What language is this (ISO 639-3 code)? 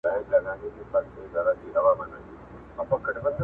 pus